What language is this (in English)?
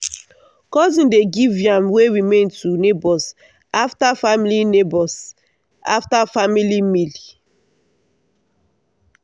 Nigerian Pidgin